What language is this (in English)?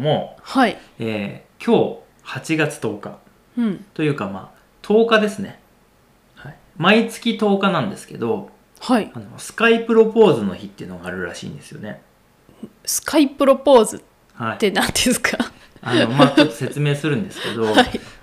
Japanese